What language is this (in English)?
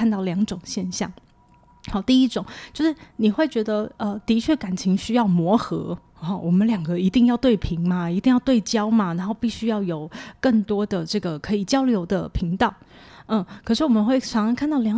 Chinese